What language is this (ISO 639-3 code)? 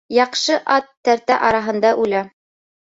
bak